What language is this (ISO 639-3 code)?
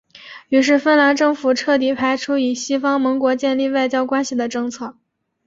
zho